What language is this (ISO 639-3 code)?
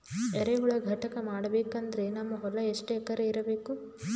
kan